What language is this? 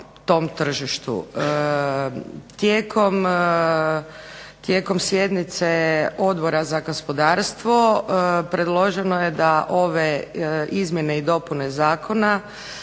Croatian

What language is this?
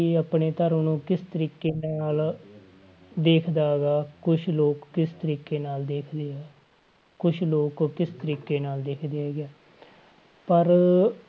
Punjabi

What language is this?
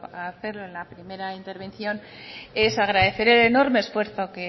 Spanish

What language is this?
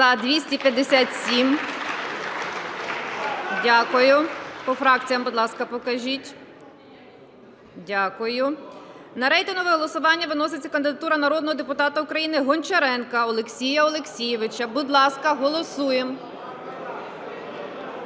Ukrainian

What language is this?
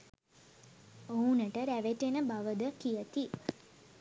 Sinhala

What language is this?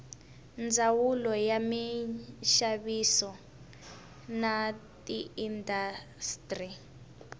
Tsonga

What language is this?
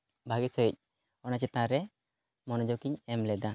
Santali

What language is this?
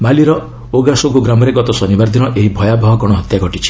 Odia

